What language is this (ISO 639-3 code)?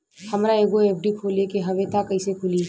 bho